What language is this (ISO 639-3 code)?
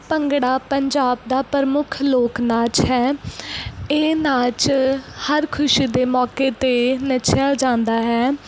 pan